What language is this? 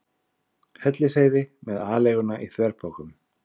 Icelandic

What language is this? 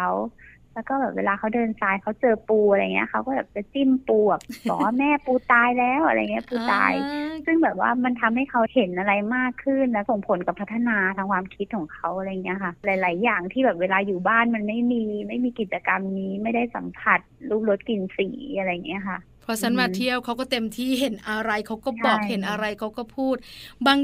Thai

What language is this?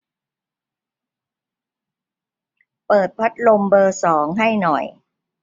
Thai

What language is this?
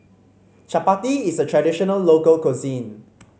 English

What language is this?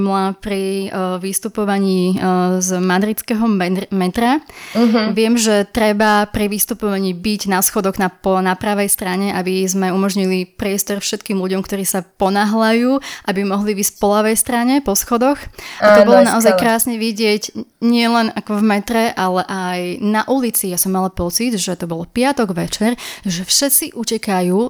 Slovak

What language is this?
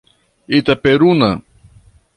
Portuguese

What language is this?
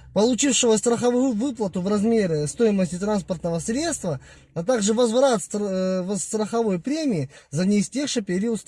Russian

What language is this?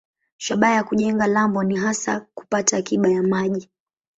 Swahili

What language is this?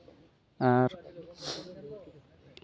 Santali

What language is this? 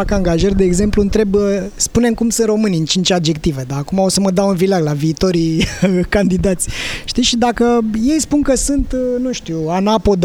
Romanian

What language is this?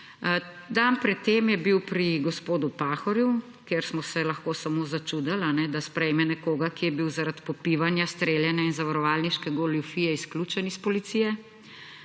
Slovenian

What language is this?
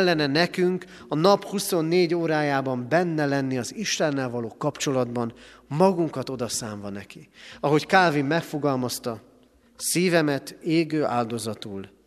Hungarian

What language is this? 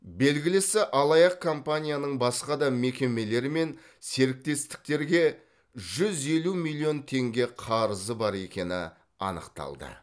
Kazakh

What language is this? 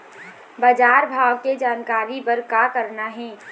Chhattisgarhi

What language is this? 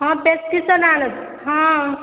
Odia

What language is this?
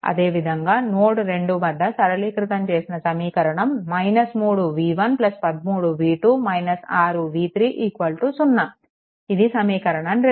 Telugu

